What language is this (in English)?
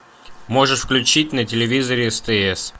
Russian